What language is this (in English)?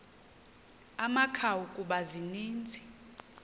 Xhosa